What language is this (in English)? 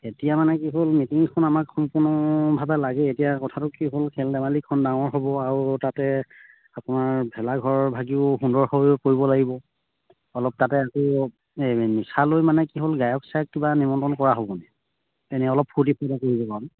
Assamese